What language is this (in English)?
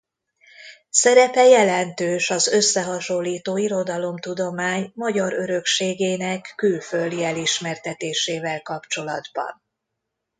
Hungarian